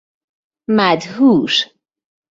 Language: Persian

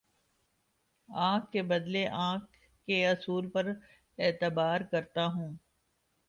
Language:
Urdu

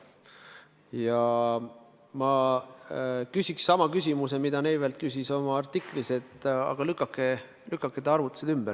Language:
Estonian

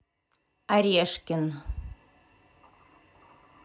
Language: Russian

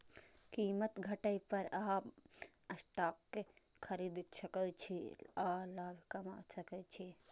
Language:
Maithili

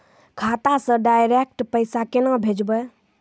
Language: Maithili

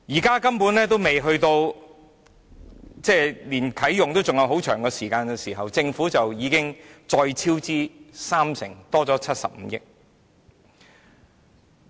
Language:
Cantonese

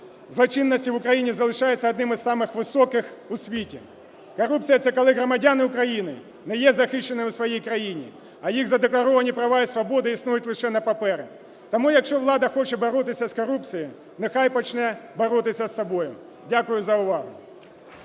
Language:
Ukrainian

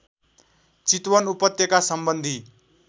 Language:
Nepali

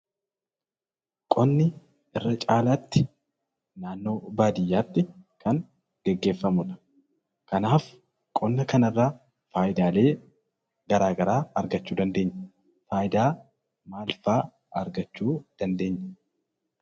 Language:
Oromo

